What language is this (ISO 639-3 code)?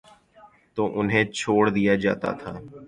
urd